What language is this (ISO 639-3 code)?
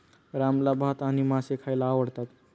mar